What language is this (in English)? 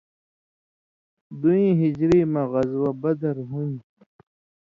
Indus Kohistani